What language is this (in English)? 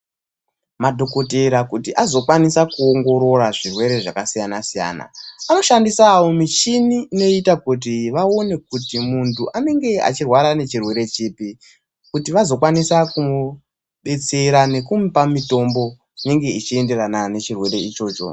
Ndau